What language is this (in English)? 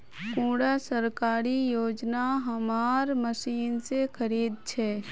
Magahi